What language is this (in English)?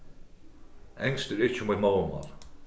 Faroese